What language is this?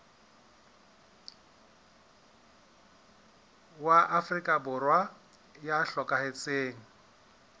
Southern Sotho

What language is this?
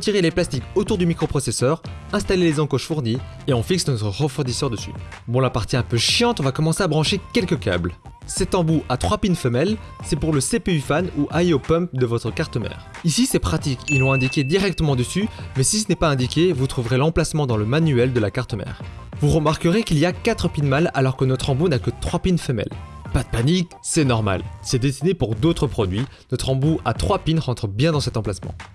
French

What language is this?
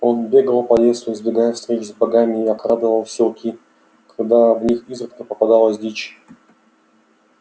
Russian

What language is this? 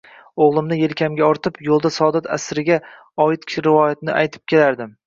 Uzbek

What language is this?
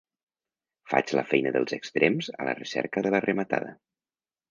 Catalan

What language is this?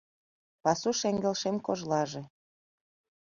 Mari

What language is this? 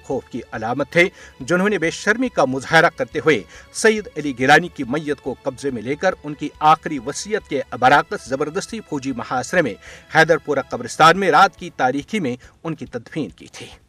Urdu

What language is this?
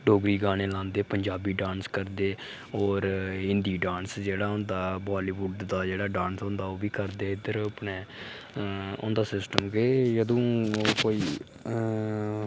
Dogri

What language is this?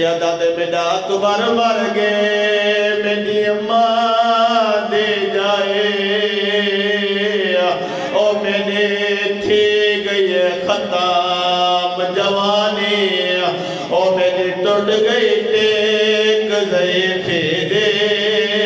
Arabic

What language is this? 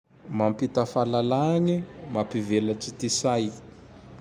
Tandroy-Mahafaly Malagasy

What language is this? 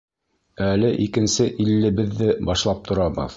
Bashkir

